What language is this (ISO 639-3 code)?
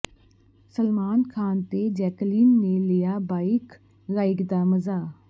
pan